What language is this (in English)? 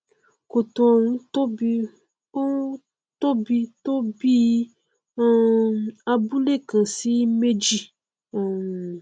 Yoruba